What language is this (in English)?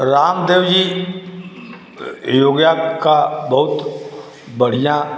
Hindi